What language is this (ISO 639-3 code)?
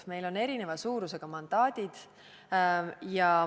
est